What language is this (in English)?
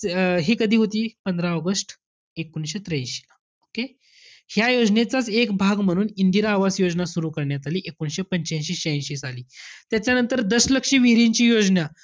Marathi